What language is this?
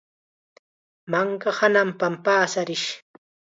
Chiquián Ancash Quechua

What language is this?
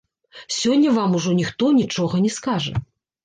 Belarusian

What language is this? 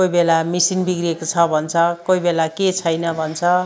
Nepali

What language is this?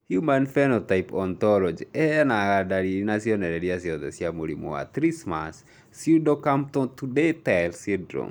Kikuyu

